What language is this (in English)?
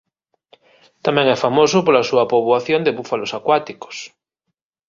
Galician